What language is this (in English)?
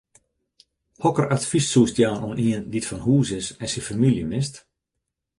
Western Frisian